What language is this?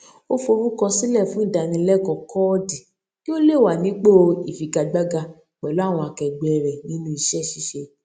Yoruba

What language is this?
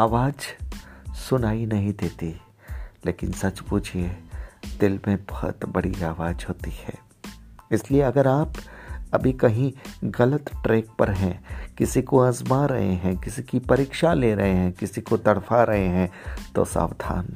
Hindi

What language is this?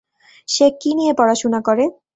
Bangla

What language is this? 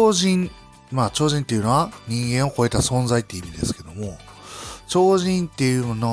Japanese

